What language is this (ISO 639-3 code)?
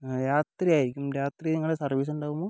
mal